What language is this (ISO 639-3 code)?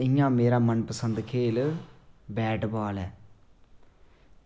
doi